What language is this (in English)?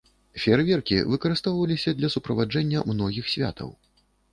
Belarusian